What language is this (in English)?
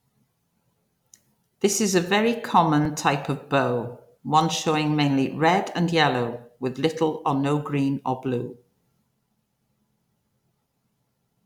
English